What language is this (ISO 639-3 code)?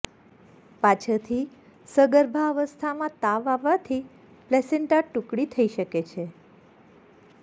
guj